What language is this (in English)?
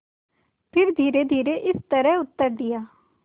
Hindi